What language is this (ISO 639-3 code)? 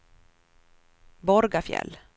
swe